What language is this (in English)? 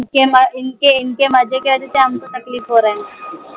Marathi